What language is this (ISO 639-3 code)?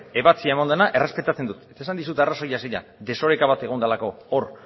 eus